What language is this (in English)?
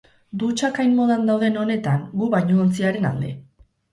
Basque